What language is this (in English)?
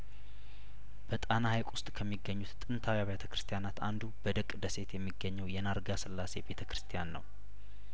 Amharic